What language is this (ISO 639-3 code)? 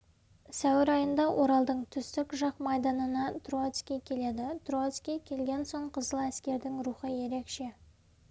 kaz